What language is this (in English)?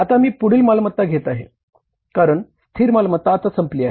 Marathi